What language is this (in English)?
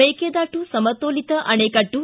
Kannada